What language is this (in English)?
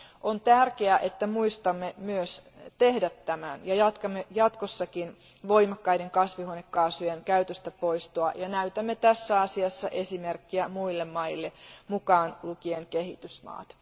Finnish